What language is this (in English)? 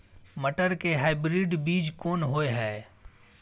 Maithili